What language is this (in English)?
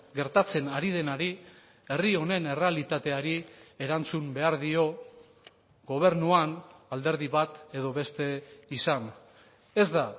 Basque